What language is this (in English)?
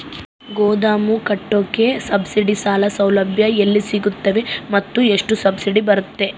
Kannada